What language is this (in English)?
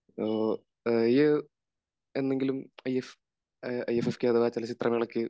Malayalam